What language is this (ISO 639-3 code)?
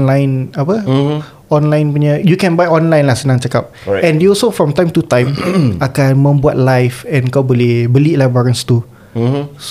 msa